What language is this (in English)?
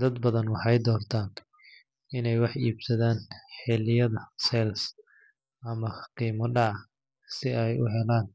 Somali